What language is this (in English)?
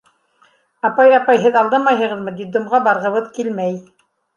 Bashkir